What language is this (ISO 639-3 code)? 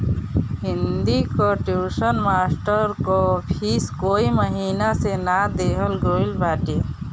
bho